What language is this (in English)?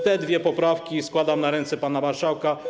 Polish